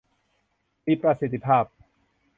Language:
Thai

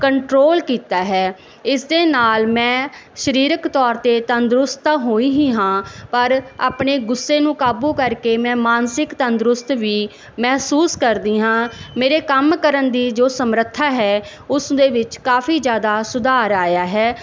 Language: Punjabi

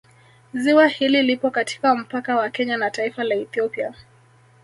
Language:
Swahili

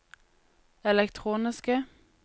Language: Norwegian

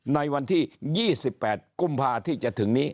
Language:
Thai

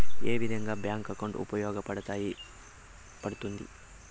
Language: Telugu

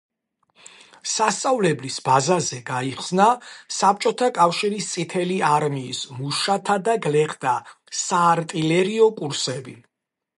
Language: Georgian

